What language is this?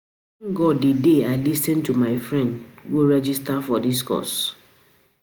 Nigerian Pidgin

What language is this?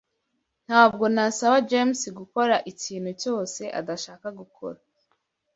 Kinyarwanda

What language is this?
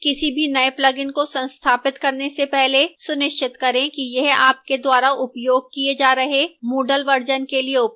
Hindi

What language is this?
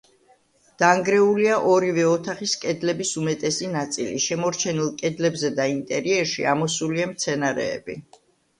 Georgian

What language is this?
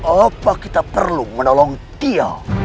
Indonesian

